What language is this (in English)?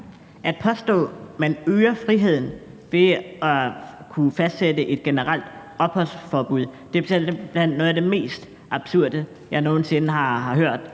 Danish